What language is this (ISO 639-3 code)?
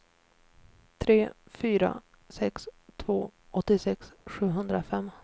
swe